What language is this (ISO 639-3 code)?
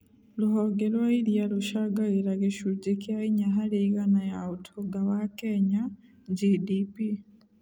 kik